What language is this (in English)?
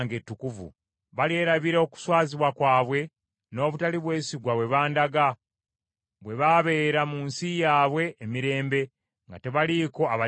Ganda